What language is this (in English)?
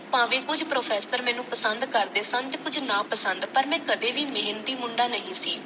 Punjabi